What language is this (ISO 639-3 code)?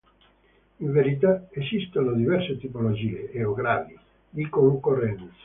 ita